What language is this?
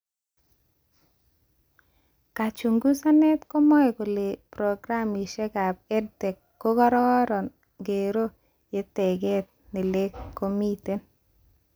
Kalenjin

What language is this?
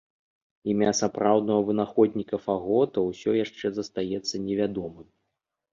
Belarusian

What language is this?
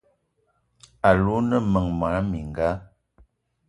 Eton (Cameroon)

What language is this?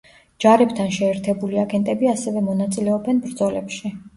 Georgian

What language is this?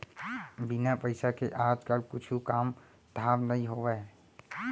Chhattisgarhi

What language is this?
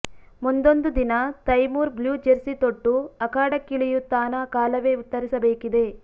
Kannada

